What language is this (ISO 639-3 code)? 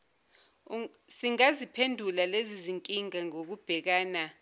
zul